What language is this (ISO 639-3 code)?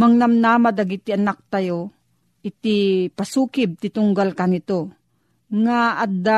fil